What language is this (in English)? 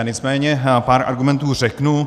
Czech